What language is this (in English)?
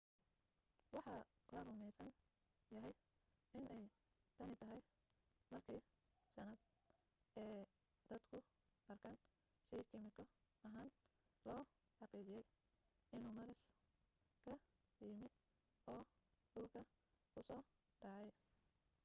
Somali